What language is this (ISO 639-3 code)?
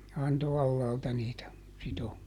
fin